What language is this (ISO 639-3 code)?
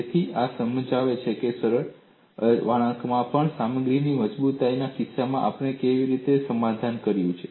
guj